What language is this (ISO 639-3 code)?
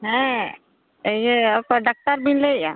sat